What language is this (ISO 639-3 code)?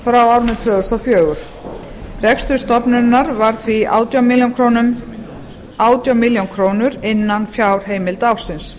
isl